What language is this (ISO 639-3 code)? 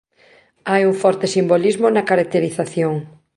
glg